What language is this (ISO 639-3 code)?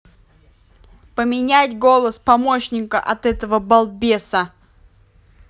rus